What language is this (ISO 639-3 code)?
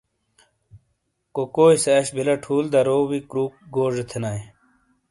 scl